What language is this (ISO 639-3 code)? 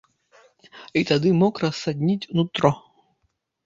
bel